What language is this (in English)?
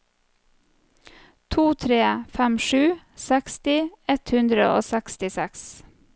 Norwegian